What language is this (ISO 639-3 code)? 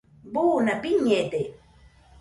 hux